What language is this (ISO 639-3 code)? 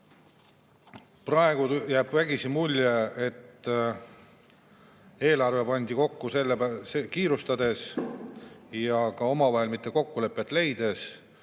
est